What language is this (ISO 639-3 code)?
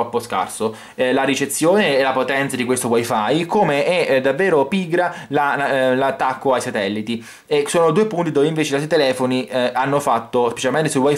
ita